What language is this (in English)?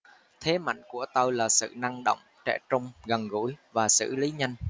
Vietnamese